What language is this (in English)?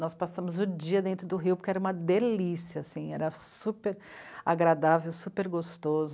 Portuguese